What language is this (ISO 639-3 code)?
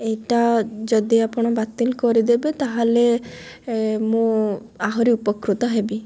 ori